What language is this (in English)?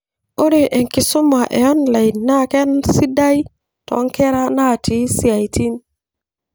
Masai